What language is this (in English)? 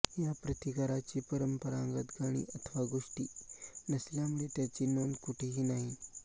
Marathi